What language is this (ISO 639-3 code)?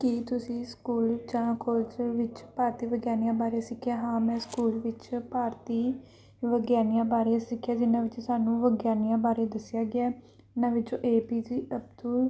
pan